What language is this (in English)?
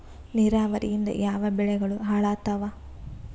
Kannada